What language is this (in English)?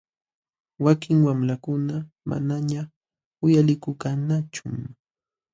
Jauja Wanca Quechua